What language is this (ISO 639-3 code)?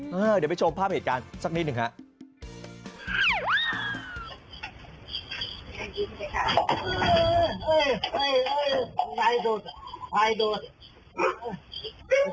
tha